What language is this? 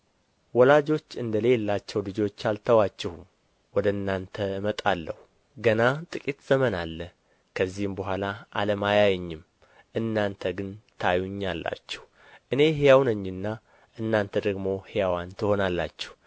Amharic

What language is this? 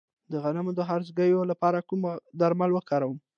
Pashto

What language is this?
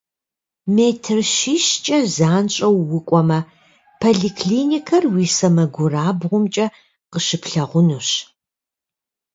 Kabardian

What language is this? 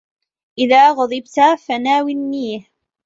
Arabic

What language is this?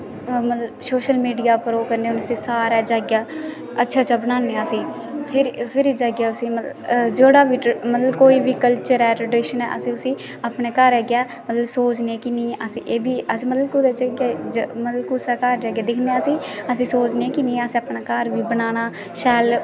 Dogri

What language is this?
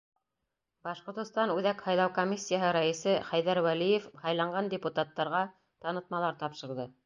Bashkir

